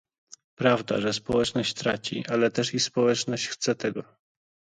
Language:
Polish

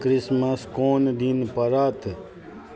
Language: Maithili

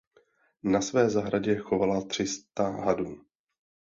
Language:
Czech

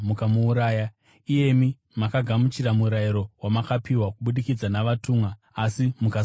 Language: Shona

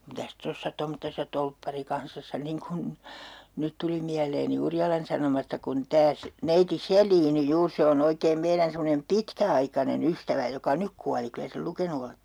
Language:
Finnish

